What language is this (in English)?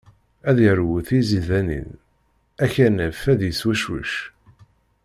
Kabyle